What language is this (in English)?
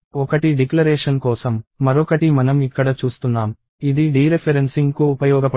Telugu